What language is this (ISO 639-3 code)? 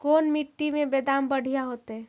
mag